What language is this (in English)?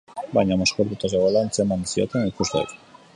Basque